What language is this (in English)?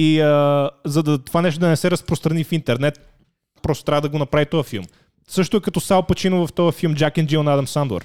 Bulgarian